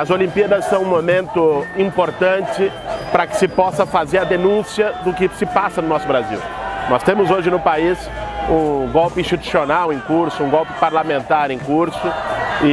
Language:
Portuguese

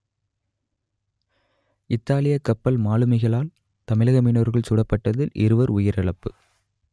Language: Tamil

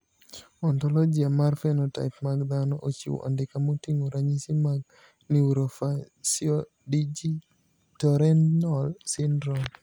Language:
Luo (Kenya and Tanzania)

